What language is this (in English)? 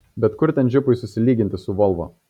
Lithuanian